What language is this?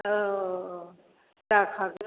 Bodo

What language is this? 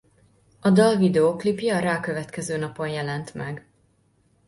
Hungarian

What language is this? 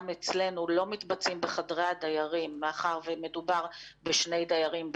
Hebrew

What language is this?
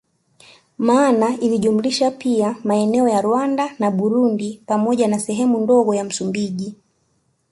Swahili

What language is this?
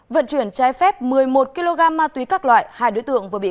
Vietnamese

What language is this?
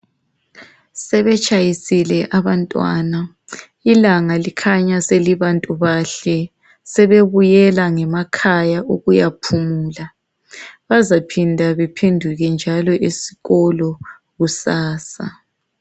North Ndebele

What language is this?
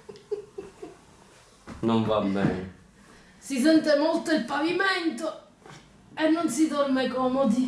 Italian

